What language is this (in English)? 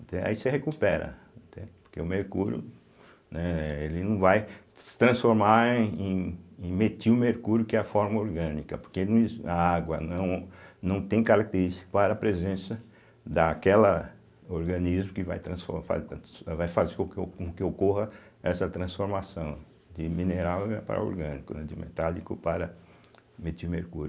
Portuguese